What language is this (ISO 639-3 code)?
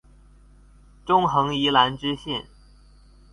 zho